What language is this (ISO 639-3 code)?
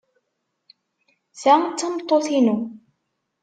kab